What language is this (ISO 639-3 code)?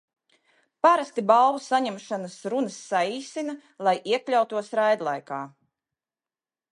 lav